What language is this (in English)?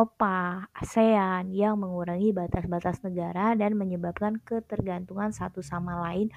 Indonesian